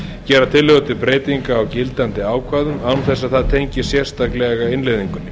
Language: Icelandic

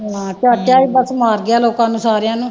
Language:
Punjabi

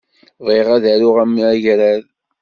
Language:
Kabyle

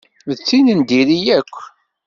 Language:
Kabyle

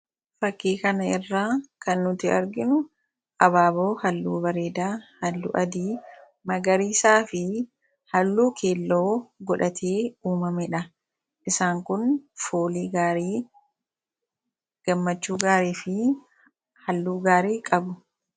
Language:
Oromo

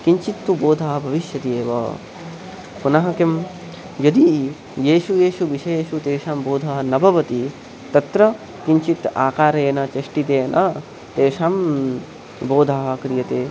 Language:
Sanskrit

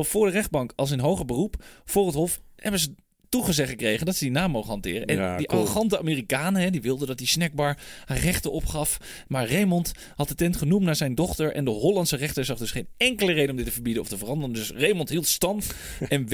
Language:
Dutch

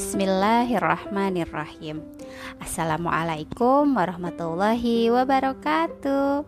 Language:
Indonesian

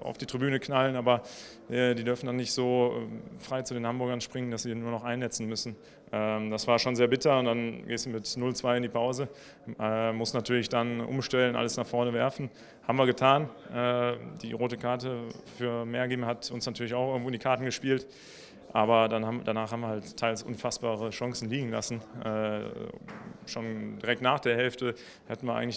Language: German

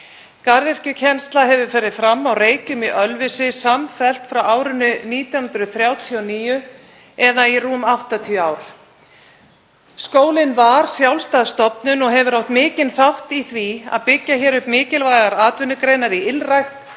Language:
Icelandic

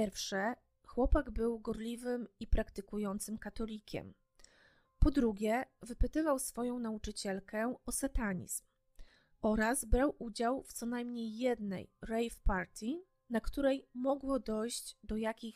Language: Polish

